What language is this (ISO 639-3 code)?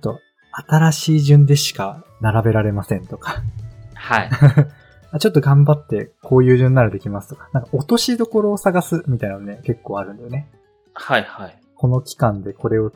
jpn